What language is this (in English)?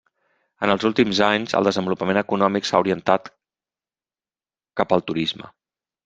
Catalan